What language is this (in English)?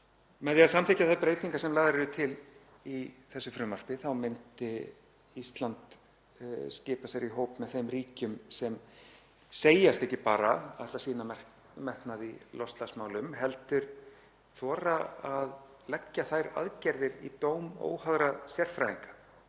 Icelandic